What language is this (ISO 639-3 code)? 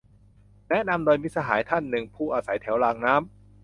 tha